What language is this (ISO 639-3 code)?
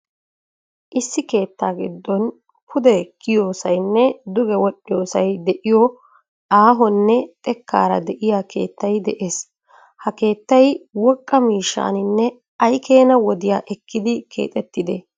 wal